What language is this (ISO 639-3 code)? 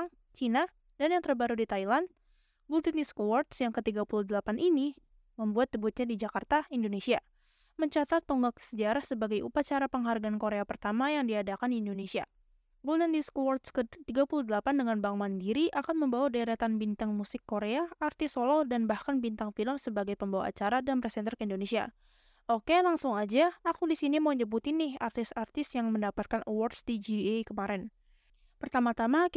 ind